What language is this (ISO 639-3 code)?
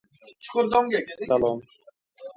uzb